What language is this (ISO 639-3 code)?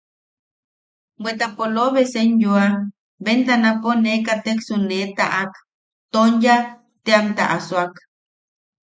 yaq